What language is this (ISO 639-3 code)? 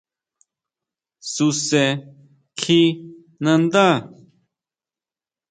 mau